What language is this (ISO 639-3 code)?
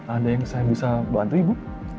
ind